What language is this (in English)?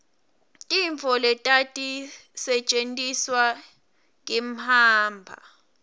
Swati